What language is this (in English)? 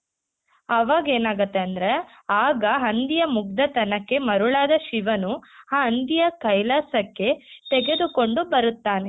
Kannada